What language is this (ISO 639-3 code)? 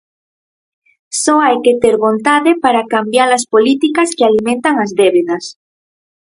glg